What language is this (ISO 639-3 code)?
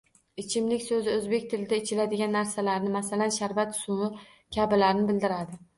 uzb